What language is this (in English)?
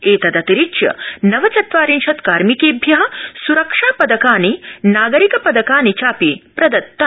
Sanskrit